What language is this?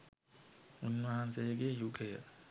Sinhala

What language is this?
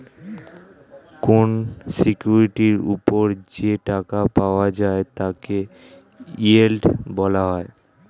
Bangla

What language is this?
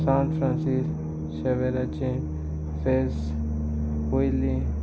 Konkani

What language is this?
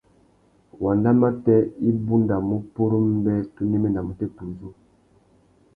Tuki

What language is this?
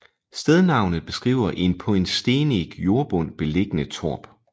Danish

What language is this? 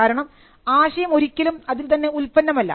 Malayalam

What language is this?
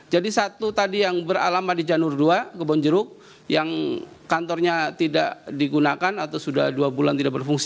Indonesian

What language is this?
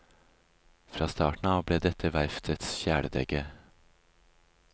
Norwegian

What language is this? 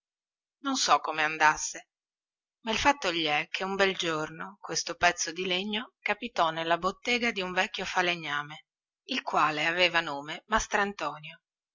Italian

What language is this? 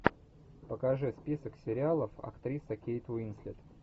Russian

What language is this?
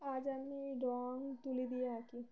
Bangla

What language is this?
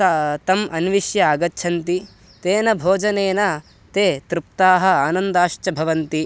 Sanskrit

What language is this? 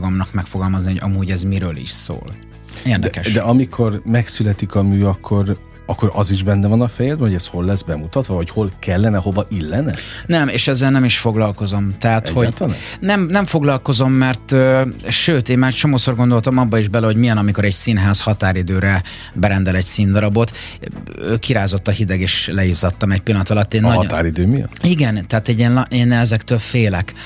Hungarian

